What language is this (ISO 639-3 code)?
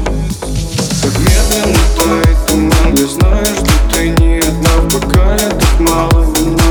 ukr